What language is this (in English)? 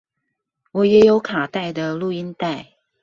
Chinese